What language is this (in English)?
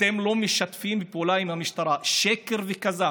Hebrew